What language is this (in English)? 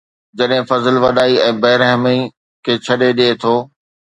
Sindhi